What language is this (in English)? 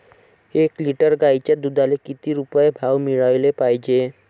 Marathi